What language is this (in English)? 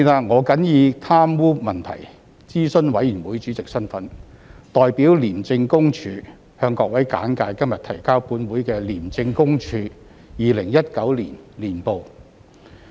Cantonese